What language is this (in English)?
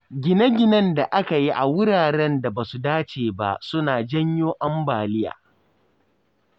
Hausa